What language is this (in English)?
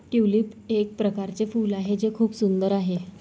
Marathi